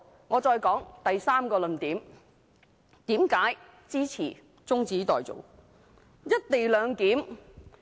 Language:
Cantonese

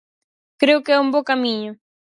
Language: Galician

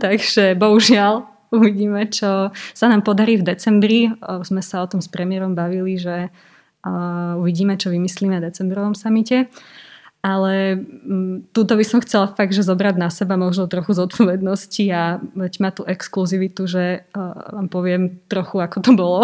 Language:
Slovak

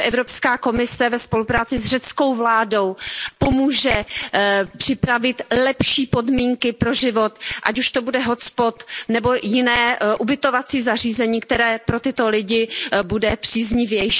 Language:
Czech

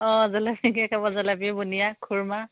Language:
Assamese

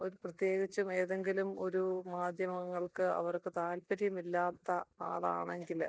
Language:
Malayalam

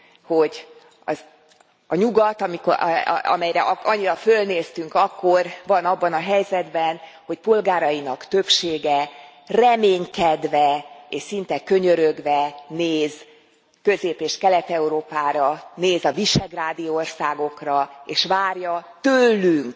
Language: Hungarian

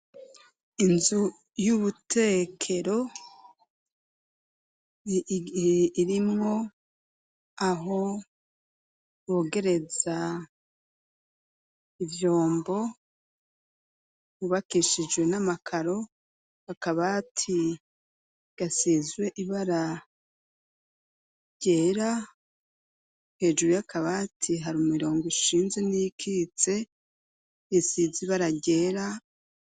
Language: Rundi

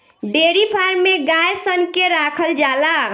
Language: Bhojpuri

